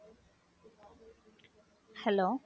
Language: Tamil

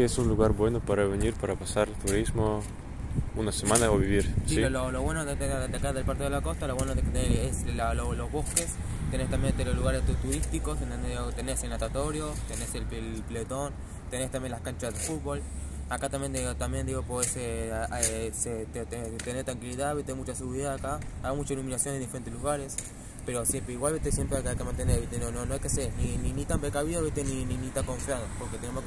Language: Spanish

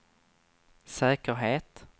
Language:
Swedish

